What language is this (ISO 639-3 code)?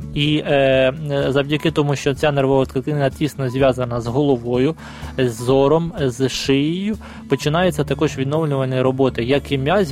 ukr